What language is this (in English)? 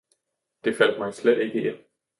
Danish